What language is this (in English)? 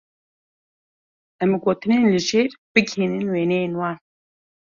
Kurdish